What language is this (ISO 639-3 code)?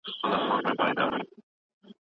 pus